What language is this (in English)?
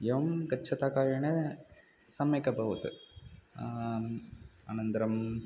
Sanskrit